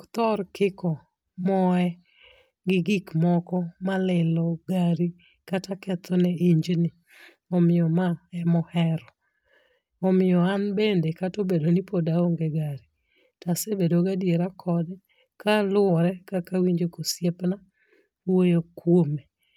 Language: Luo (Kenya and Tanzania)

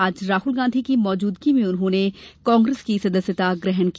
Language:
Hindi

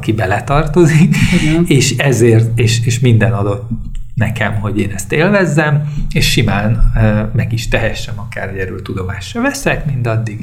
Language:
Hungarian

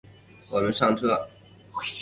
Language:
Chinese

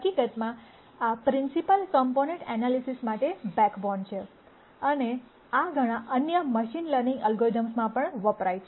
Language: Gujarati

